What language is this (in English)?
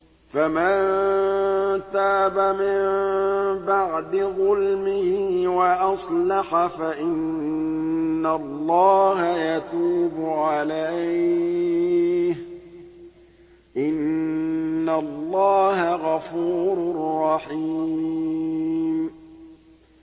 Arabic